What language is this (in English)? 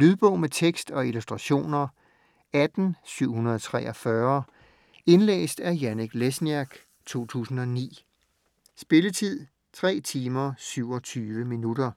Danish